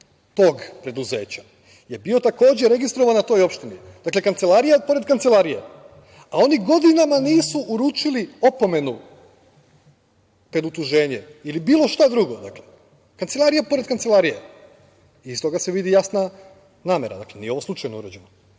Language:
Serbian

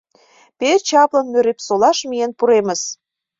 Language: Mari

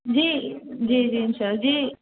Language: Urdu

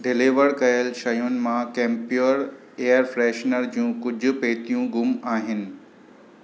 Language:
Sindhi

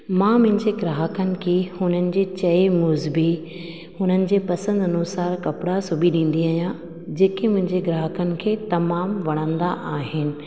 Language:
Sindhi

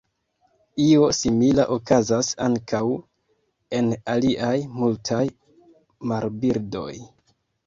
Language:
Esperanto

